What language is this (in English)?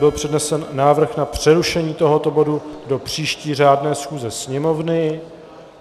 Czech